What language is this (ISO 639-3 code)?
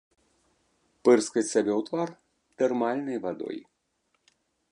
bel